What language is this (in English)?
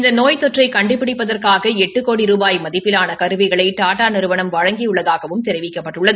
Tamil